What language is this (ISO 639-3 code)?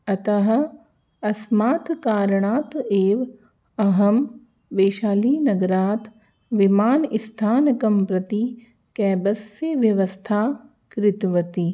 san